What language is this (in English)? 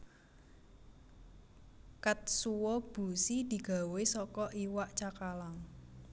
Javanese